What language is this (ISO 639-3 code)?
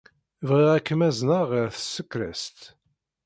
kab